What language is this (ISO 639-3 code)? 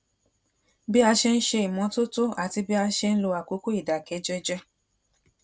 yor